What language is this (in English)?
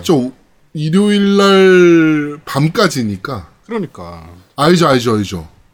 Korean